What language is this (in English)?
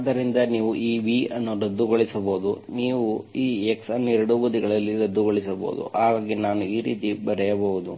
Kannada